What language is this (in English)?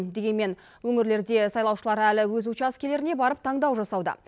Kazakh